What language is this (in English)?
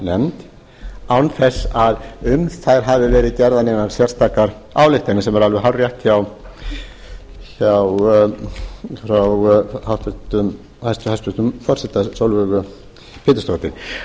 Icelandic